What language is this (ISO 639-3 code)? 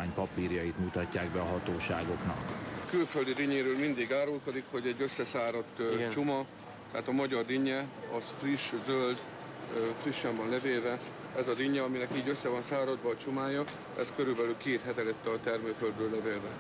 hun